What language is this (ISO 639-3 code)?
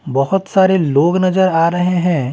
hin